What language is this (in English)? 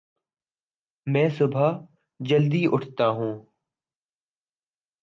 Urdu